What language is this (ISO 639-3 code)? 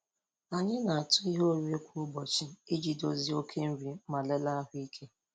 ibo